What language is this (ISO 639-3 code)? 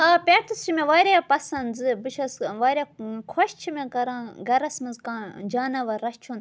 kas